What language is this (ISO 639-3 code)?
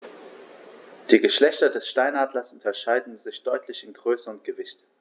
deu